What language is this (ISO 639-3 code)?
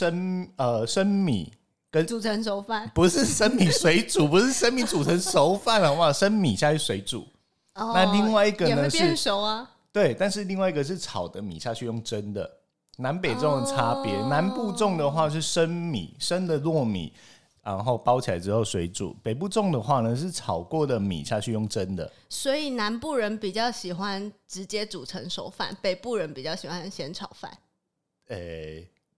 zho